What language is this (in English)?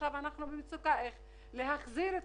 Hebrew